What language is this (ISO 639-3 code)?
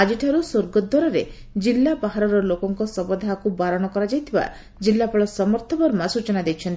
ori